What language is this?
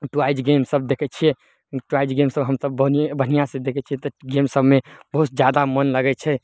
Maithili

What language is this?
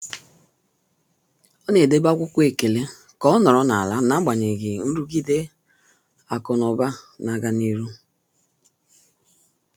Igbo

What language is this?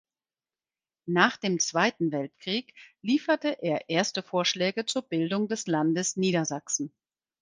German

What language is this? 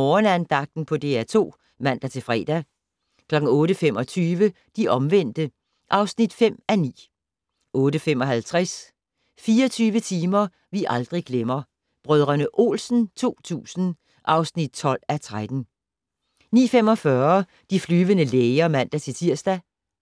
Danish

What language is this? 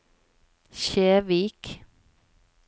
Norwegian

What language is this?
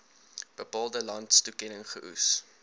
Afrikaans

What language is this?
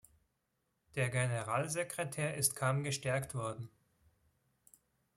German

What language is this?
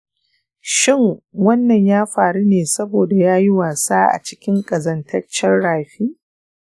Hausa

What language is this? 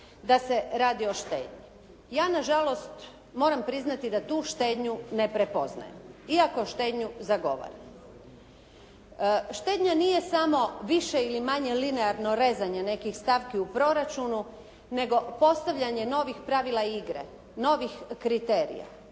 Croatian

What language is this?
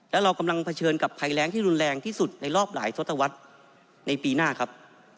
Thai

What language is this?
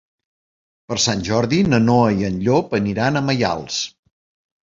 Catalan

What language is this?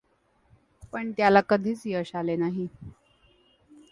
Marathi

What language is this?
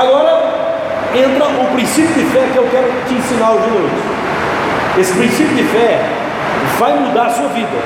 Portuguese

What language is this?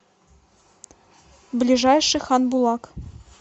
Russian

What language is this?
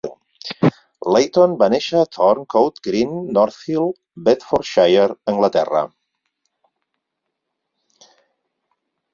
Catalan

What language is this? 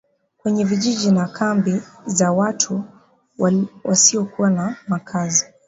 Swahili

